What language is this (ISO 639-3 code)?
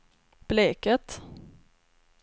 swe